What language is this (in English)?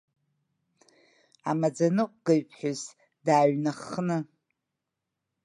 Abkhazian